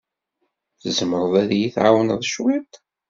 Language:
Kabyle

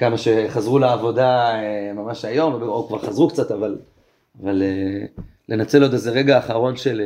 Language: Hebrew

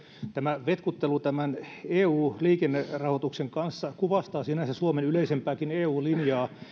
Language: Finnish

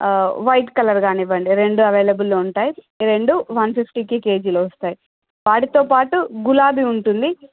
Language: Telugu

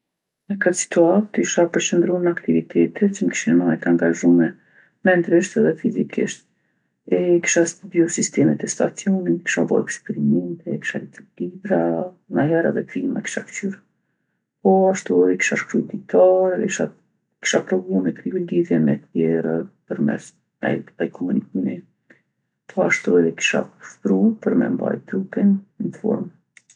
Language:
Gheg Albanian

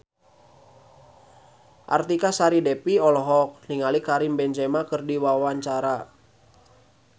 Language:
Sundanese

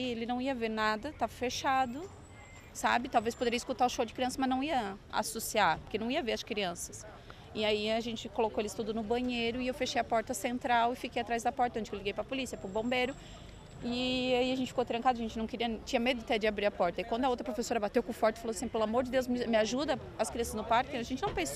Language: Portuguese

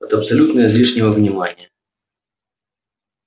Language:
Russian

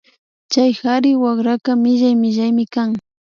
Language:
Imbabura Highland Quichua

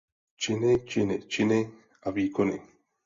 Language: Czech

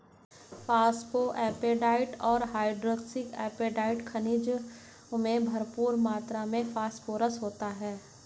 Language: Hindi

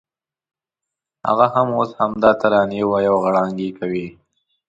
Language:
Pashto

